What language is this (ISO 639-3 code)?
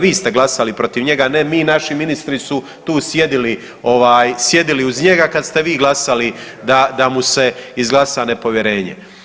hrv